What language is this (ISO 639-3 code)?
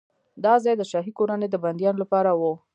pus